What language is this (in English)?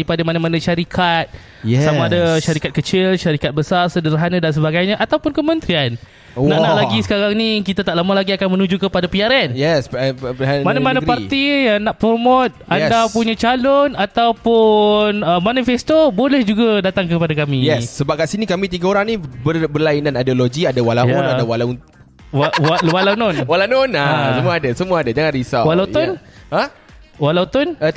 Malay